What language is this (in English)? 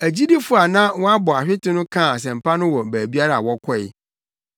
Akan